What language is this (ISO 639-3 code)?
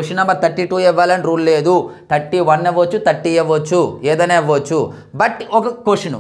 tel